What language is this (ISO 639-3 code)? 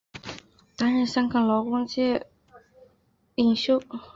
zho